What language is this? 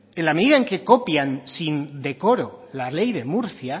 Spanish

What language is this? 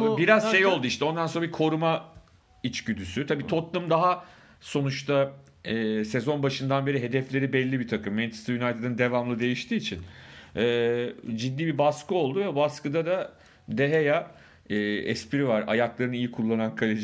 Turkish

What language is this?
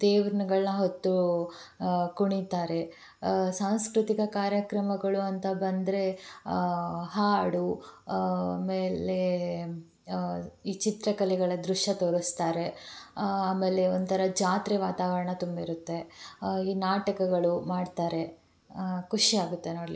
Kannada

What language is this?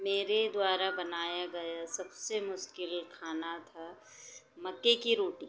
Hindi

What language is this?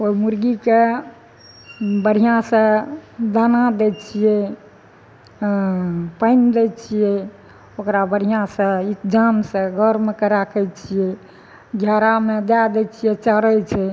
Maithili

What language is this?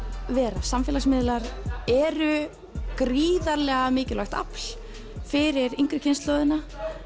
Icelandic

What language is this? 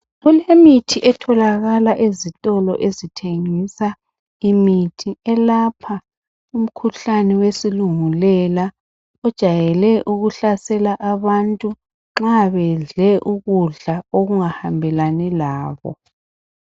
North Ndebele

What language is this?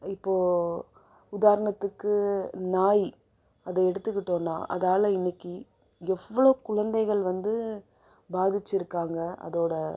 Tamil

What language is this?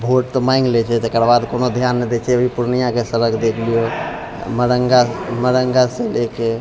Maithili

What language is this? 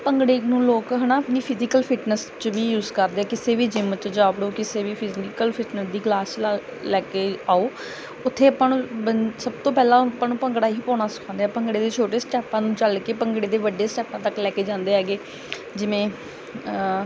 Punjabi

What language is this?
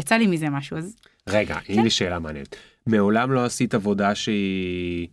Hebrew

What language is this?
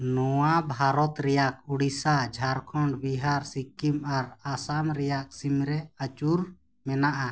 Santali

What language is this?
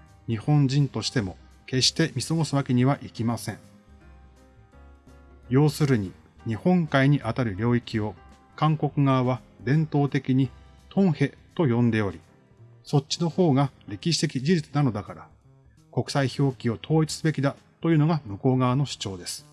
Japanese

